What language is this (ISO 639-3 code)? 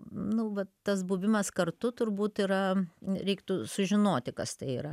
lit